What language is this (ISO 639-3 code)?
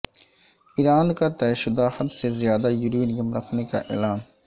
urd